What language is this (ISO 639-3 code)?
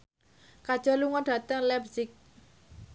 jav